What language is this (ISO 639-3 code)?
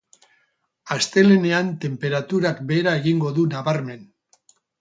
eus